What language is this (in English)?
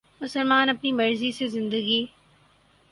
Urdu